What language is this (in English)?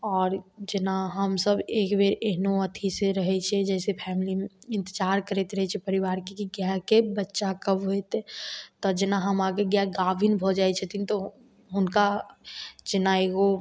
Maithili